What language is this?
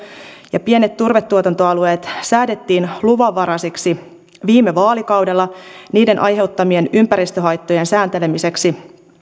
Finnish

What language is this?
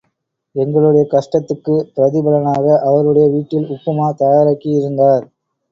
Tamil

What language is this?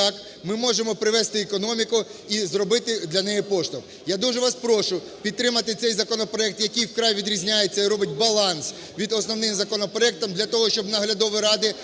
Ukrainian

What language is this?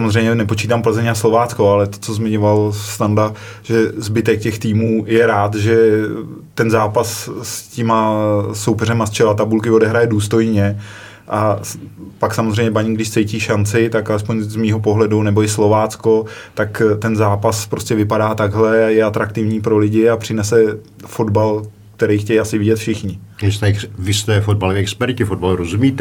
Czech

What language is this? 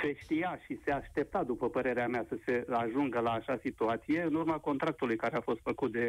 Romanian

